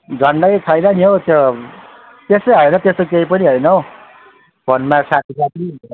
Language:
Nepali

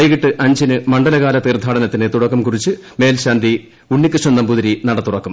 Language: Malayalam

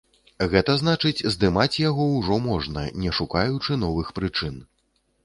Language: Belarusian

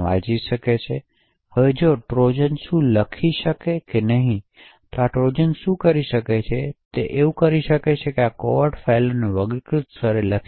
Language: Gujarati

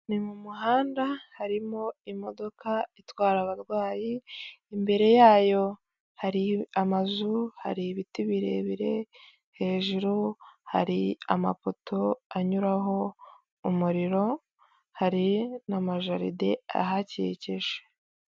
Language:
Kinyarwanda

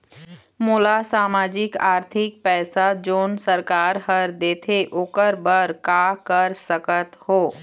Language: Chhattisgarhi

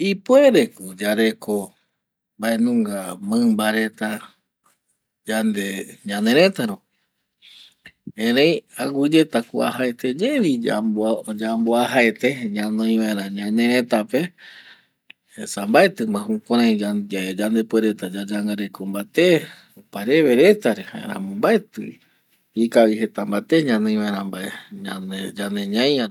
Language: Eastern Bolivian Guaraní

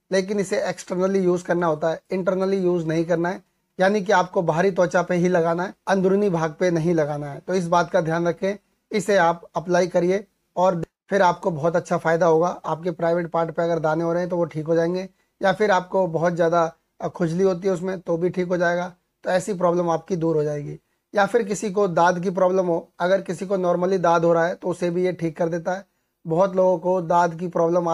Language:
Hindi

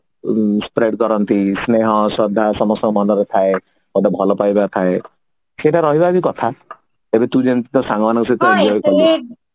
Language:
Odia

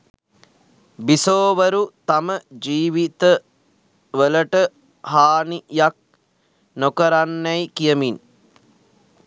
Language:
Sinhala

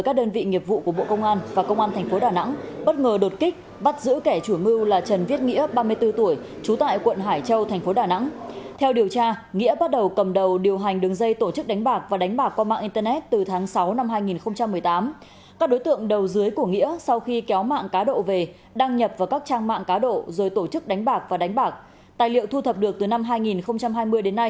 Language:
Vietnamese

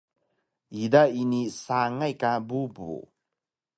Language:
Taroko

